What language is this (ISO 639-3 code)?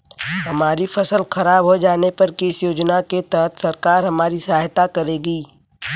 hin